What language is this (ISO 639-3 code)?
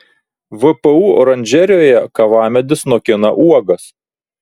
lit